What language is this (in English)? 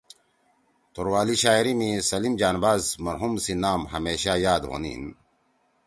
Torwali